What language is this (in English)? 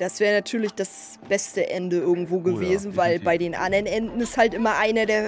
German